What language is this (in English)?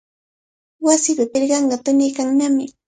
Cajatambo North Lima Quechua